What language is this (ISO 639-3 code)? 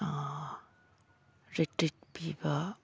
mni